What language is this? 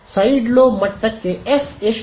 Kannada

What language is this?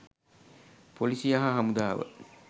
Sinhala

